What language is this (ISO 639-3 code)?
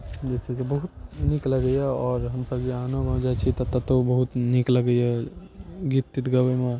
mai